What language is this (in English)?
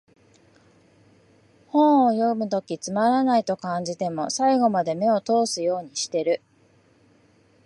Japanese